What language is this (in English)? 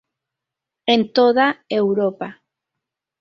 Spanish